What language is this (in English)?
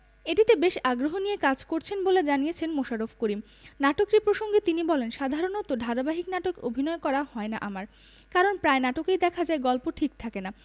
Bangla